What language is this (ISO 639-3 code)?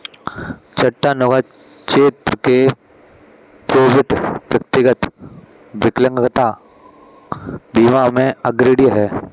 hin